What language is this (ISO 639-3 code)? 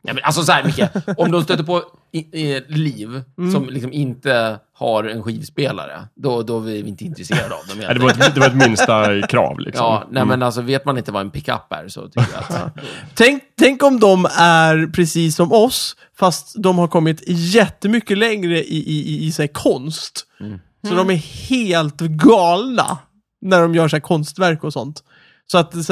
swe